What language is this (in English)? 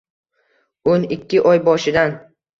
Uzbek